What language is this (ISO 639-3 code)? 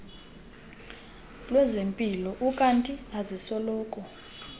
xho